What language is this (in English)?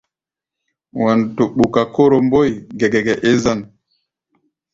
Gbaya